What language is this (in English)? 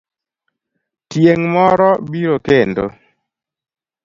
Luo (Kenya and Tanzania)